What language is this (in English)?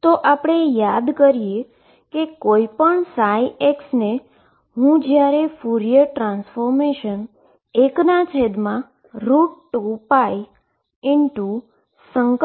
Gujarati